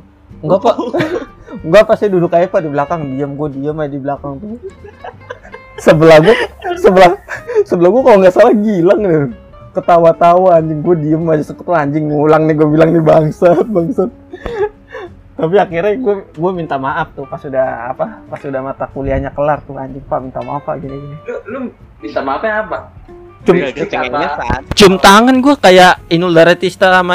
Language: Indonesian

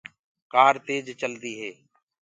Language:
Gurgula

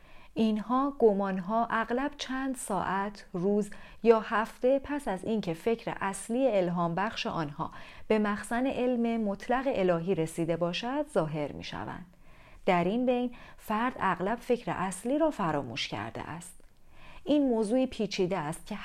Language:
Persian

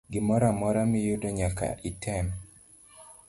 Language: Luo (Kenya and Tanzania)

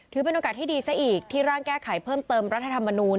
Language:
Thai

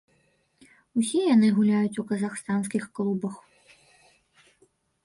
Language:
Belarusian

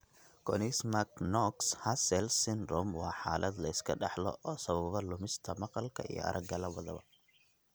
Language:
Somali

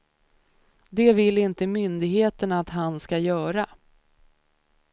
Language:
Swedish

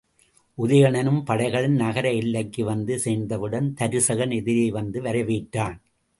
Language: Tamil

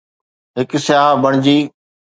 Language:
Sindhi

